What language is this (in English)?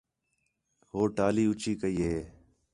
Khetrani